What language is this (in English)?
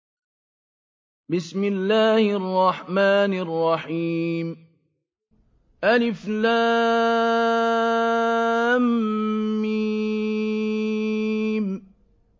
Arabic